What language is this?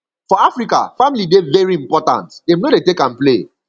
Nigerian Pidgin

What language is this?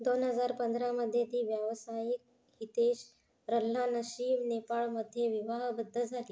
Marathi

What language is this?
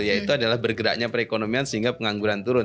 Indonesian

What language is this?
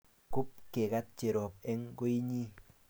Kalenjin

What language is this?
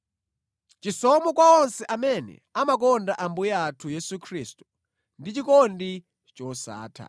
Nyanja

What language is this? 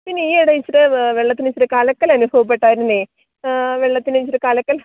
Malayalam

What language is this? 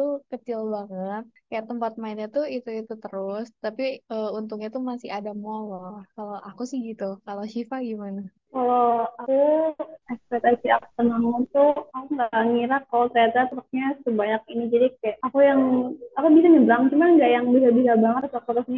Indonesian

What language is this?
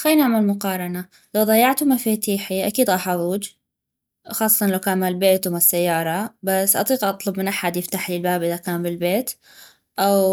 North Mesopotamian Arabic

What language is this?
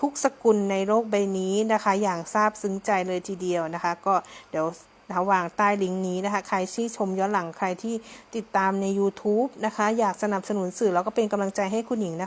Thai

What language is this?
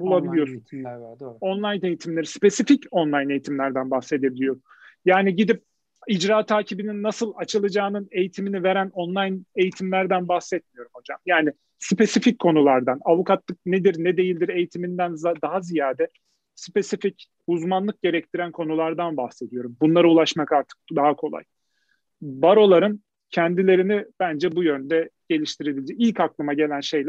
Turkish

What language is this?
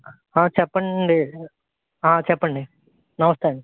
Telugu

